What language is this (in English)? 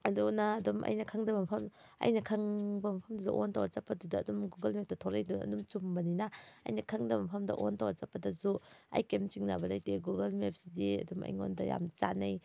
Manipuri